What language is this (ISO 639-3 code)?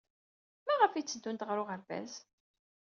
kab